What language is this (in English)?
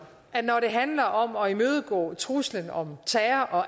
Danish